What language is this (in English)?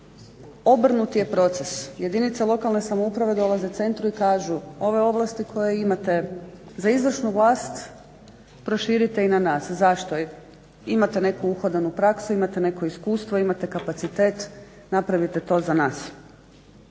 Croatian